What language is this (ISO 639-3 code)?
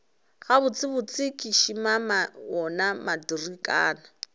nso